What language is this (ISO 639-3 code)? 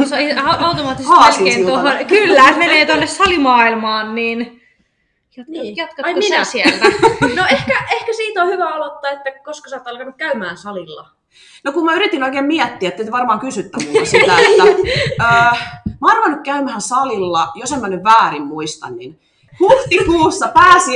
fin